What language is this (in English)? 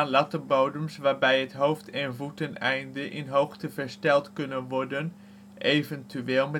Dutch